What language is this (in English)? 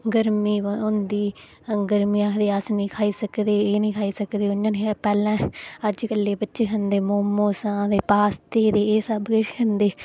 Dogri